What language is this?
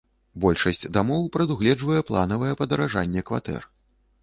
Belarusian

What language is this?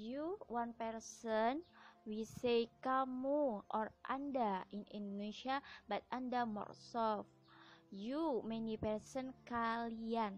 Indonesian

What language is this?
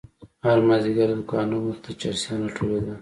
Pashto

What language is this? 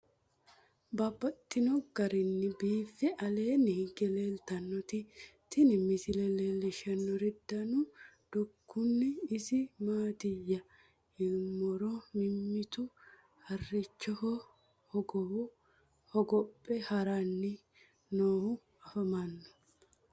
Sidamo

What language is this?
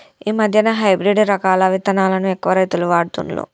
Telugu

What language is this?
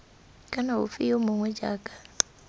Tswana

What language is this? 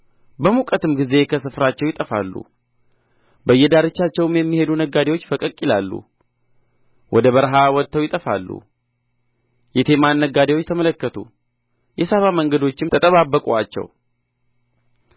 Amharic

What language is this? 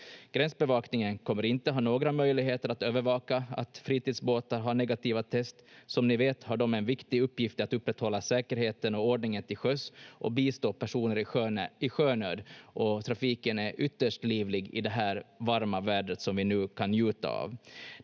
Finnish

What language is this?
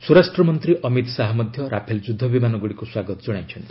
Odia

